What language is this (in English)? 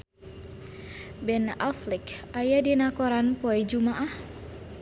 Sundanese